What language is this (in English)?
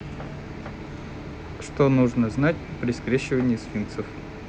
Russian